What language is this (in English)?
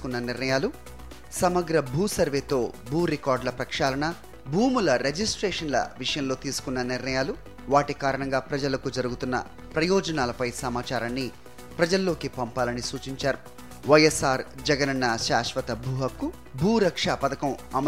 Telugu